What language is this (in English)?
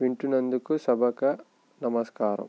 Telugu